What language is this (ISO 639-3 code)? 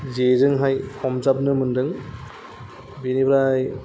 brx